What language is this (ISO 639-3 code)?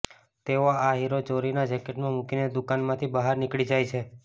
guj